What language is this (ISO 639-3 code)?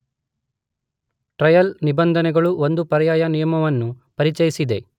kan